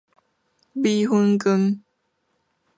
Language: Min Nan Chinese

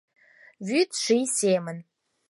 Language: Mari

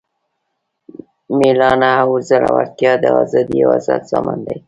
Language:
Pashto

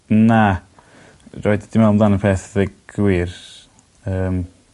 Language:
Welsh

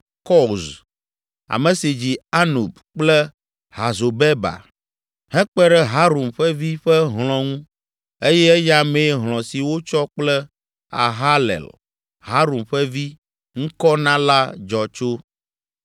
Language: Ewe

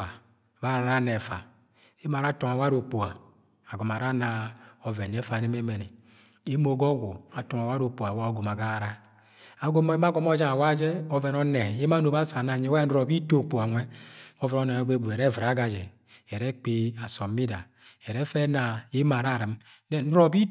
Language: Agwagwune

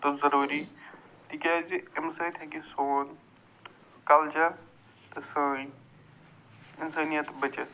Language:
Kashmiri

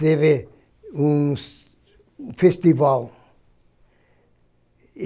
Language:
Portuguese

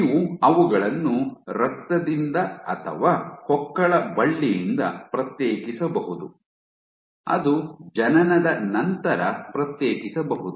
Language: Kannada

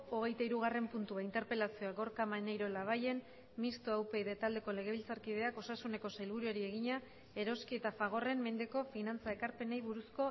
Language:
Basque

